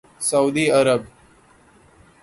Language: Urdu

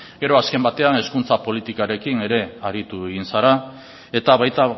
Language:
Basque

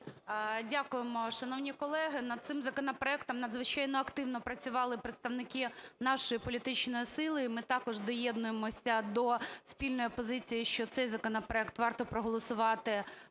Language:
Ukrainian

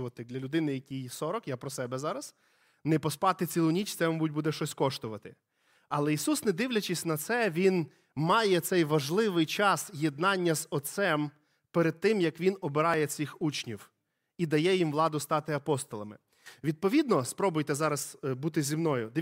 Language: Ukrainian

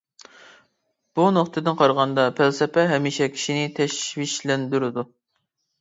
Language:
Uyghur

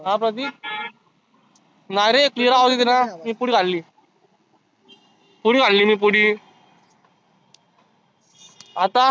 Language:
Marathi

